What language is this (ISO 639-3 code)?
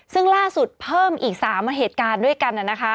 tha